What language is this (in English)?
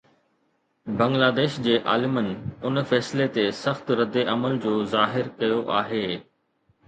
Sindhi